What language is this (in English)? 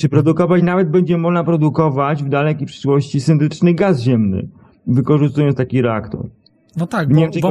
Polish